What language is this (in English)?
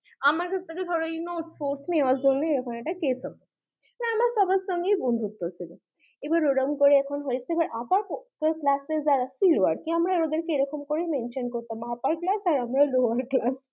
Bangla